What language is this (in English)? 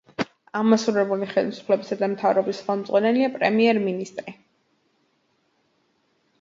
Georgian